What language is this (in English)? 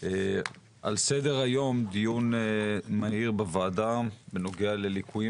Hebrew